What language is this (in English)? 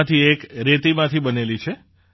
Gujarati